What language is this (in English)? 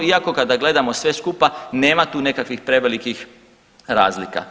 Croatian